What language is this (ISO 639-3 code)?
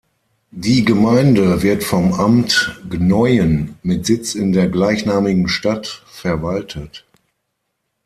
deu